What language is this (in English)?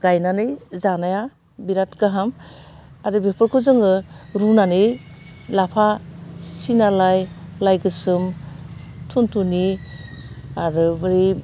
Bodo